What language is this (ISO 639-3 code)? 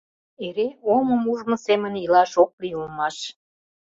chm